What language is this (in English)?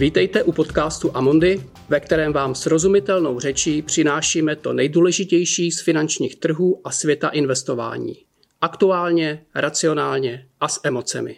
Czech